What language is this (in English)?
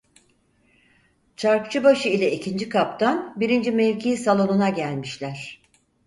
Turkish